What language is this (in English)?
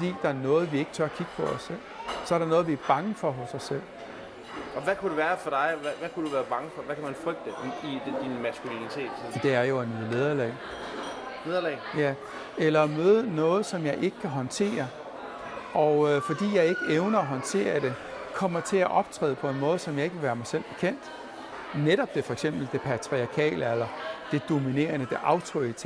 Danish